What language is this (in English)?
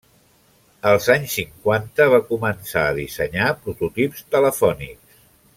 Catalan